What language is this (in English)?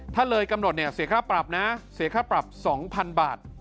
Thai